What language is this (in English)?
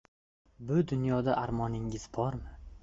Uzbek